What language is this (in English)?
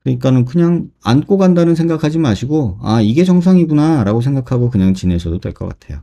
Korean